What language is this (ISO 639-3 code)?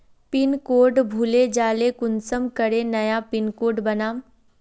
mag